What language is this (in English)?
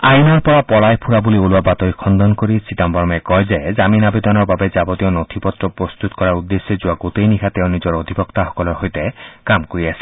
Assamese